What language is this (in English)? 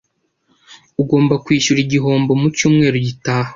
Kinyarwanda